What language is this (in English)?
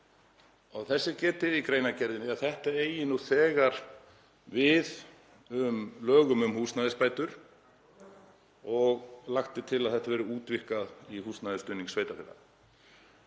Icelandic